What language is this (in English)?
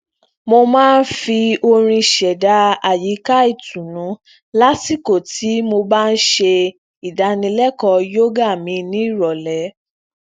Yoruba